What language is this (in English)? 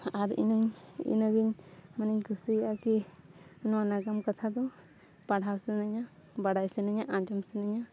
Santali